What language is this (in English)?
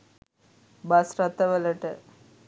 Sinhala